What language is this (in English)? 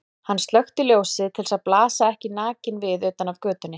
Icelandic